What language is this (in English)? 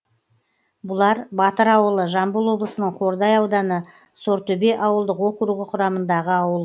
Kazakh